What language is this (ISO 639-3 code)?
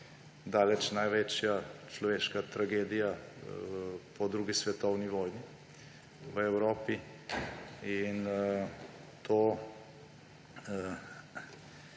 slv